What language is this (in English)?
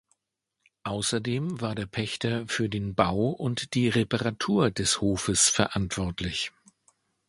German